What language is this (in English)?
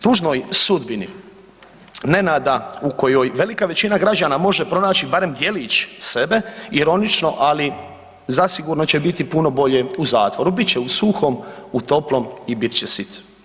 Croatian